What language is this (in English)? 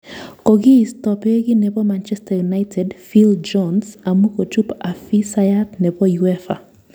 Kalenjin